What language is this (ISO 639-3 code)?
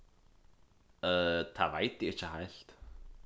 fao